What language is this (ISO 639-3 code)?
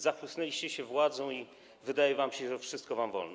pol